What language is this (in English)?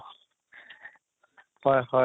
Assamese